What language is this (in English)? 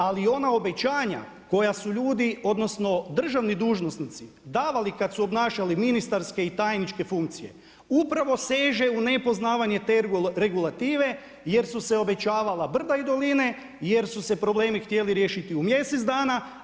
Croatian